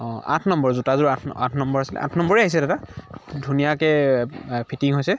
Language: Assamese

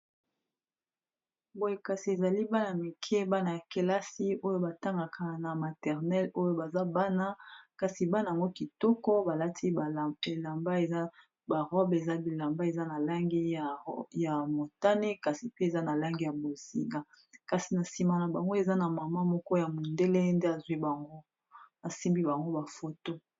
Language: Lingala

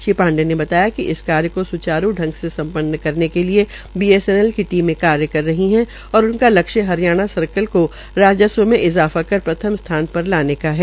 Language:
Hindi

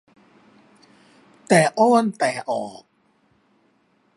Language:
Thai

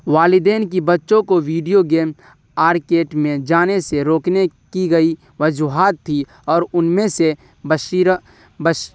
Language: Urdu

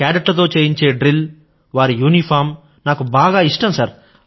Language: Telugu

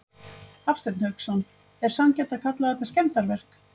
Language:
Icelandic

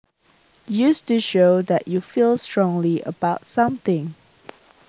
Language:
Javanese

